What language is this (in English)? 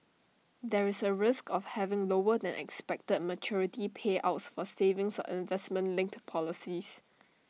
English